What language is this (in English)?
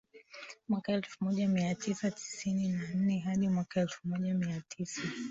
Swahili